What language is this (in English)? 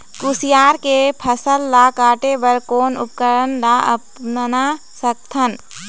Chhattisgarhi